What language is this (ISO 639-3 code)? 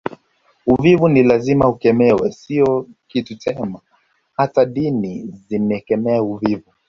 swa